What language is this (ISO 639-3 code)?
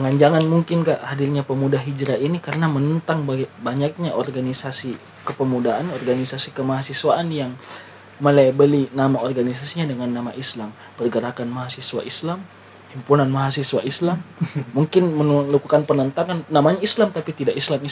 ind